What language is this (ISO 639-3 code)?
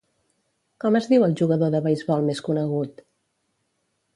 cat